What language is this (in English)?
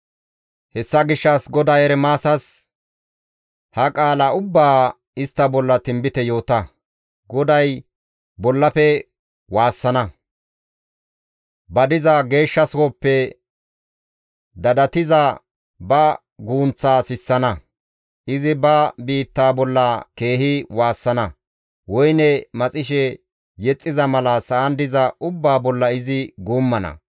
Gamo